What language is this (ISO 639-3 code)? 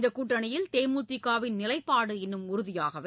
tam